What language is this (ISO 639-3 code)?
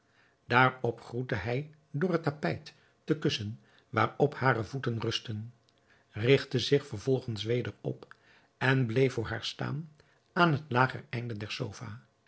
nld